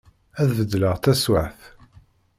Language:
Kabyle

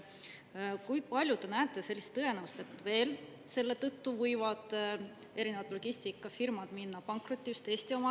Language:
Estonian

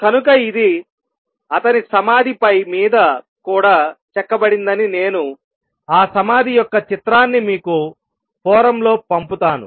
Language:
Telugu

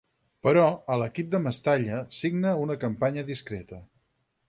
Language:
Catalan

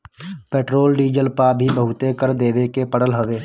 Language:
Bhojpuri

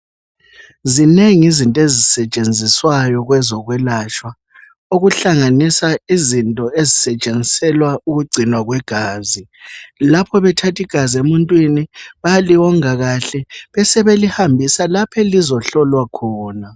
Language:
North Ndebele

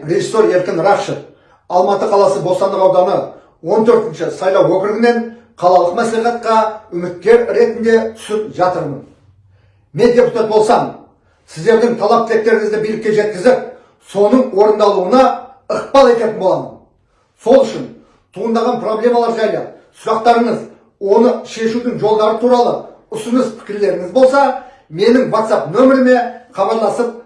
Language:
Turkish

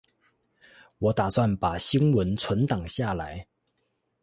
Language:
Chinese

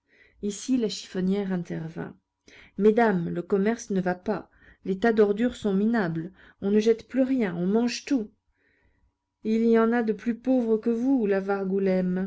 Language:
French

